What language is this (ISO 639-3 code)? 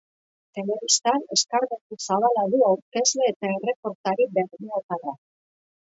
eus